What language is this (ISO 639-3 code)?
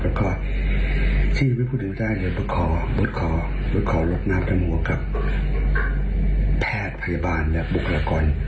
tha